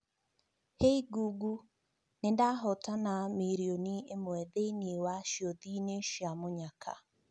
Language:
Kikuyu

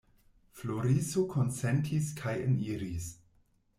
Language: Esperanto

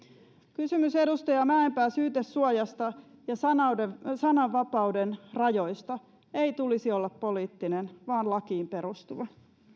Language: Finnish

